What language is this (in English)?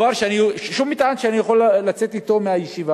Hebrew